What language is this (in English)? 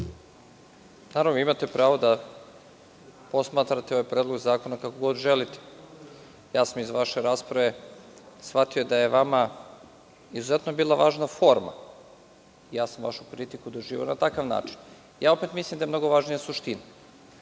Serbian